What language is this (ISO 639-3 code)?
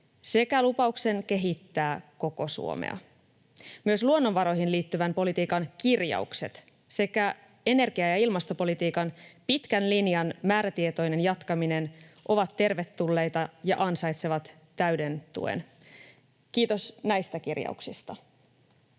fin